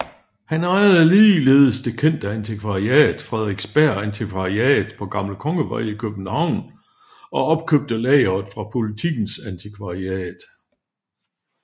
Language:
Danish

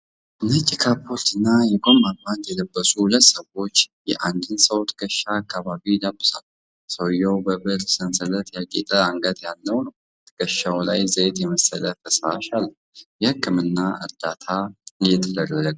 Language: Amharic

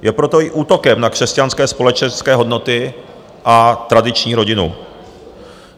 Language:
Czech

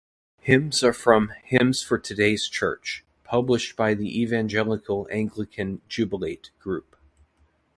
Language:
English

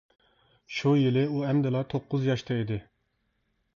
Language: Uyghur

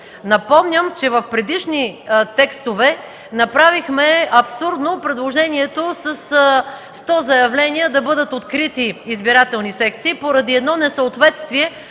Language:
Bulgarian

